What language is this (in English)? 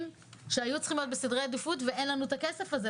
Hebrew